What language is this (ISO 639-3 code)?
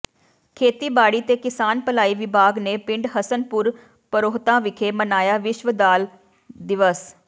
pan